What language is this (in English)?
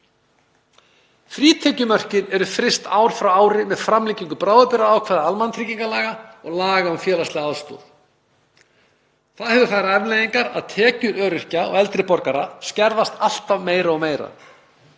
Icelandic